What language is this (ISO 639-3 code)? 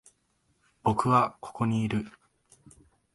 jpn